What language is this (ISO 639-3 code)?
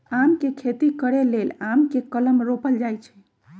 mag